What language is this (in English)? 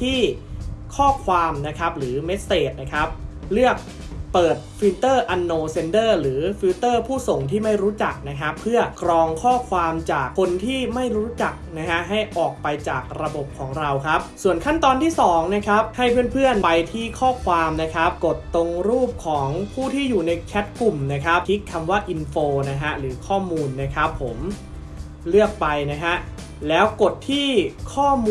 Thai